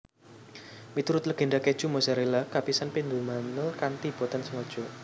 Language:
Javanese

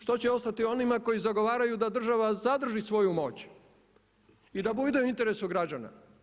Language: Croatian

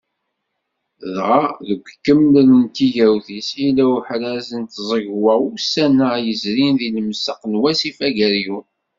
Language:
Kabyle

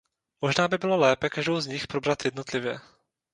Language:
Czech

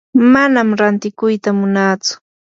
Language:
Yanahuanca Pasco Quechua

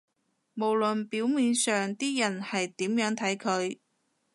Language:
Cantonese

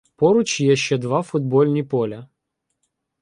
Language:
Ukrainian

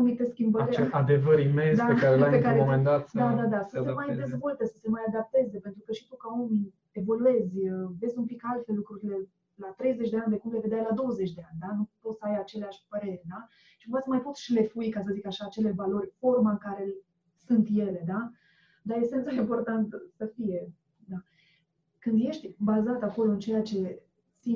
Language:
Romanian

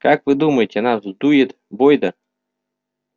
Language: Russian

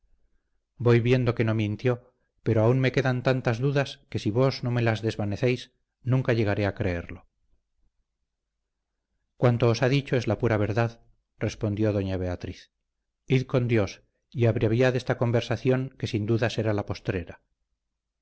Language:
Spanish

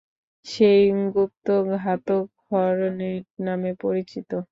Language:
Bangla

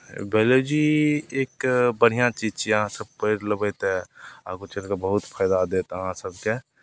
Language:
Maithili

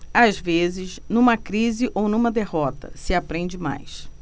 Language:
Portuguese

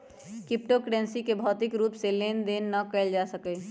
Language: Magahi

